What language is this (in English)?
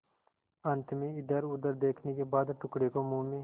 Hindi